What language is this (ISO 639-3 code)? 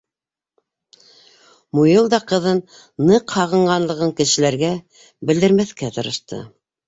bak